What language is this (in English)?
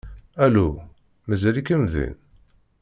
Kabyle